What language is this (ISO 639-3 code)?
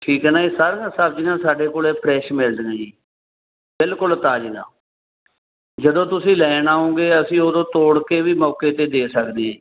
pan